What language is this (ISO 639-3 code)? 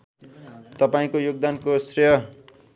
nep